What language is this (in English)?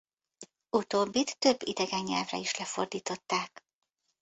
Hungarian